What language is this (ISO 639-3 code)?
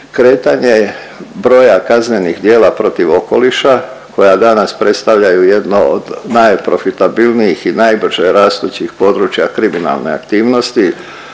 hrv